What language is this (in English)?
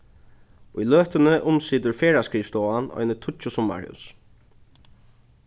Faroese